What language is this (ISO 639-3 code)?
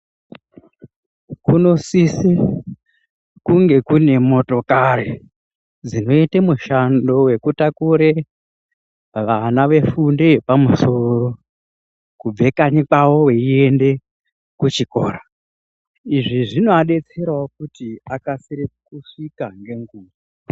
ndc